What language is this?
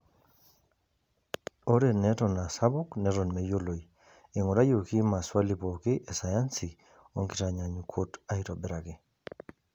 Masai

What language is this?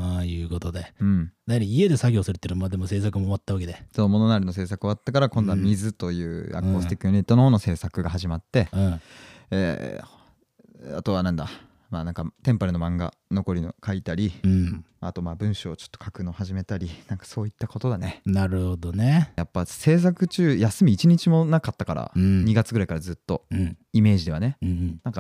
Japanese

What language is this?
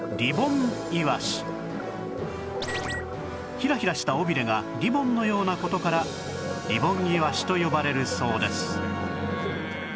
Japanese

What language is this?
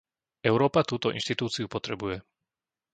Slovak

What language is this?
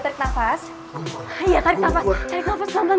Indonesian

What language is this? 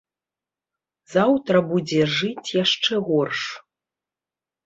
Belarusian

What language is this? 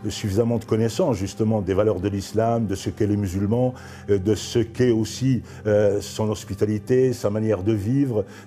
French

